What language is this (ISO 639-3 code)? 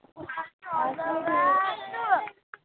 doi